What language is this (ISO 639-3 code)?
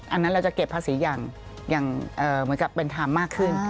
tha